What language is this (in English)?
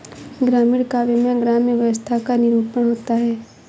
Hindi